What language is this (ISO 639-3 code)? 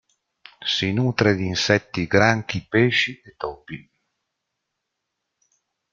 ita